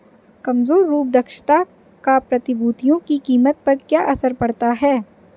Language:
Hindi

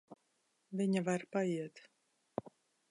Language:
Latvian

